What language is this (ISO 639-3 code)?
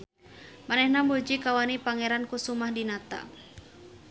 sun